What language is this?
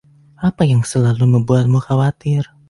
Indonesian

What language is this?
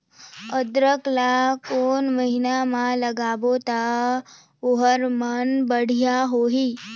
Chhattisgarhi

